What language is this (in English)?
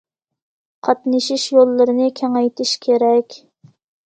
Uyghur